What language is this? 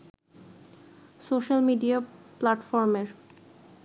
Bangla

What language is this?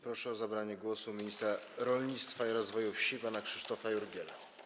Polish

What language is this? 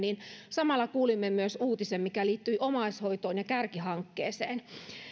Finnish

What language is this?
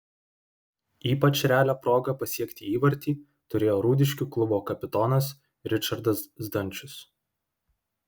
Lithuanian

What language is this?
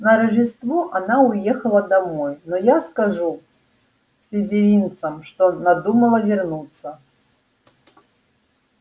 Russian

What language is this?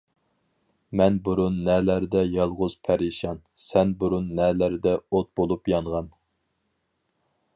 Uyghur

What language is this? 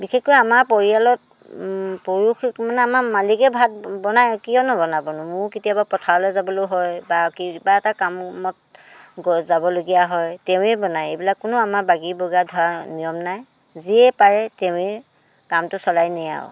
Assamese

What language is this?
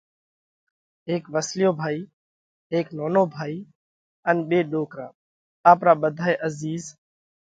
Parkari Koli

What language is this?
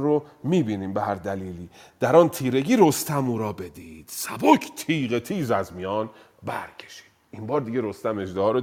Persian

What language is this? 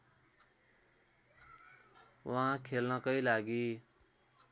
Nepali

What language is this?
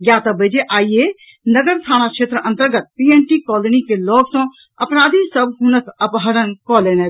Maithili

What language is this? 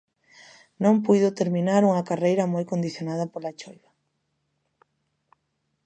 Galician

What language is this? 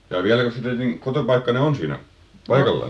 Finnish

